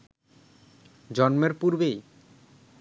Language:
Bangla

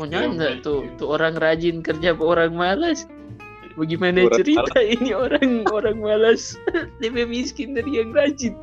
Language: Indonesian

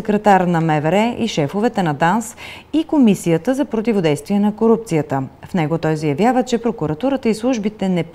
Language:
Bulgarian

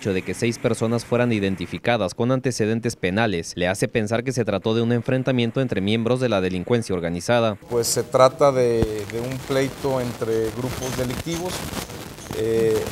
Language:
Spanish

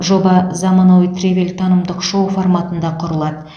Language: Kazakh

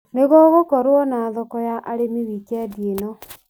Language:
Kikuyu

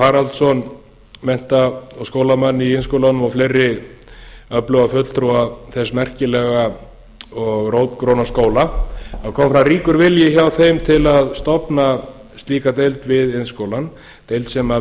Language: Icelandic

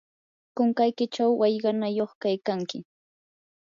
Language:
Yanahuanca Pasco Quechua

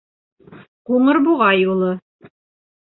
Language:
Bashkir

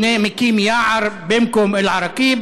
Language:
Hebrew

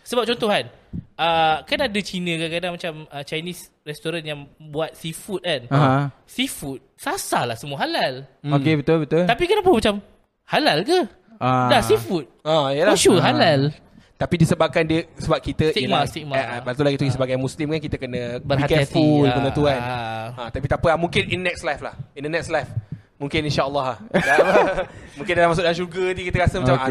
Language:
Malay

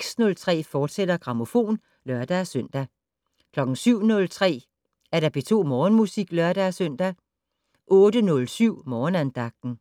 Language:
Danish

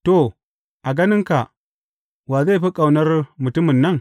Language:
Hausa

